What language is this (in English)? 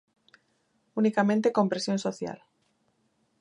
Galician